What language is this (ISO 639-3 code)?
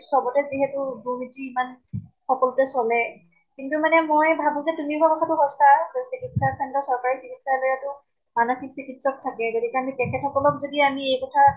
asm